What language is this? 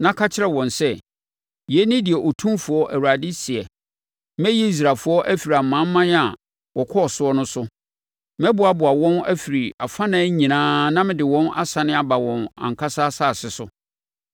Akan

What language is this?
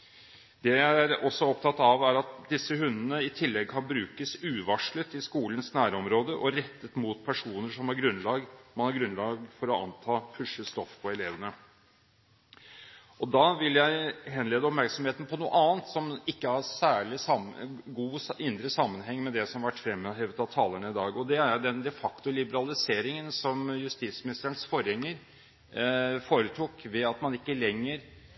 Norwegian Bokmål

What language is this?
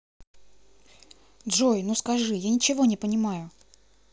Russian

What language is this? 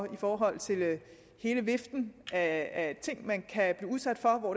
Danish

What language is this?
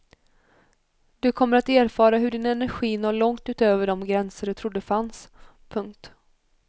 Swedish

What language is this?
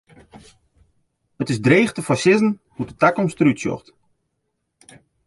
Western Frisian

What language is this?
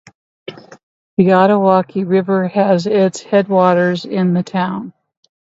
English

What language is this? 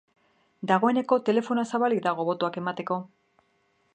Basque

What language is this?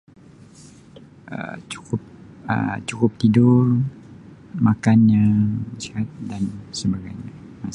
Sabah Malay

